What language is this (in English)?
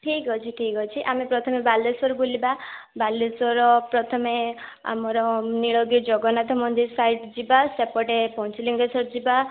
Odia